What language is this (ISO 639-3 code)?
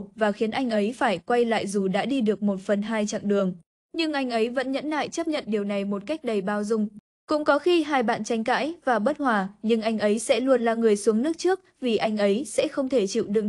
vie